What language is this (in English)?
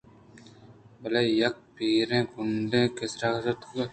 Eastern Balochi